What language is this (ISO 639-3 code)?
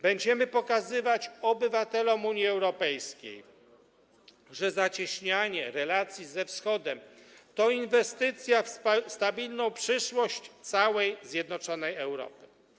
pol